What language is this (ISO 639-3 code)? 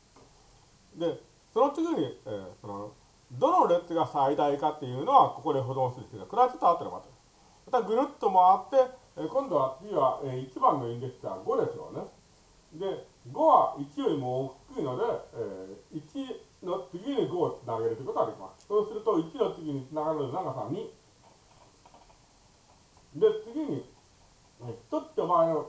jpn